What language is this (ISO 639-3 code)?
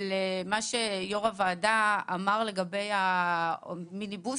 heb